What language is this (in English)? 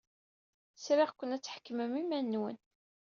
Kabyle